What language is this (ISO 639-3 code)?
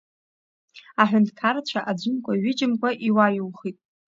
abk